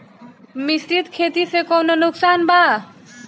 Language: Bhojpuri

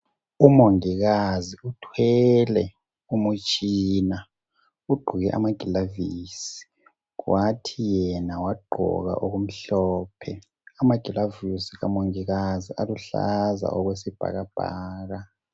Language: North Ndebele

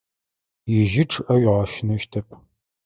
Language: Adyghe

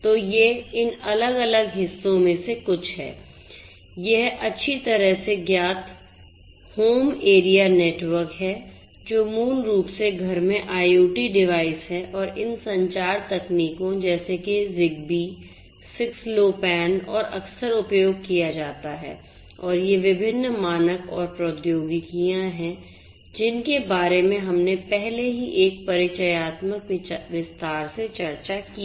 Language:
Hindi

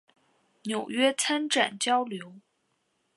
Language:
Chinese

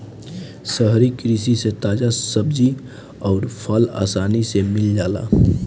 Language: Bhojpuri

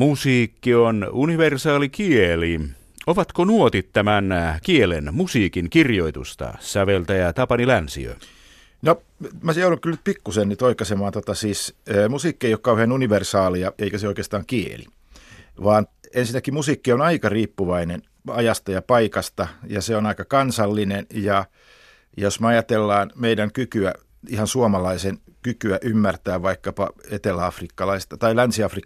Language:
Finnish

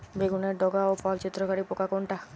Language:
Bangla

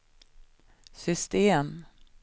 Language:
Swedish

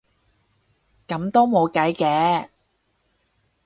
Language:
Cantonese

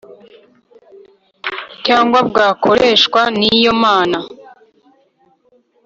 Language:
Kinyarwanda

